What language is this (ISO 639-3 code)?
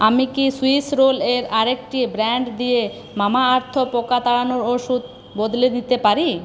ben